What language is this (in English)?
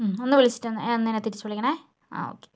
Malayalam